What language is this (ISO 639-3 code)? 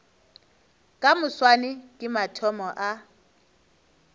nso